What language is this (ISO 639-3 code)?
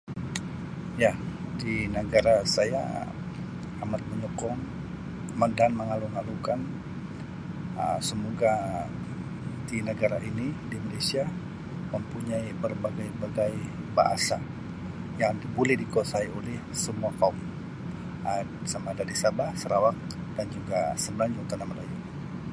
msi